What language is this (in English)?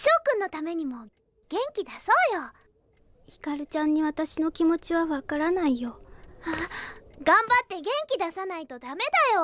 Japanese